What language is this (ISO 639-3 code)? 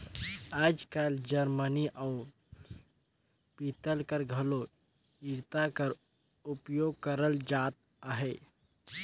hne